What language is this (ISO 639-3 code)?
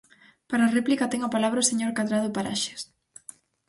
glg